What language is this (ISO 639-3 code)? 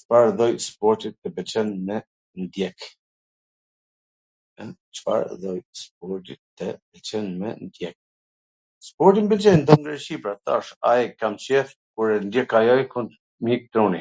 aln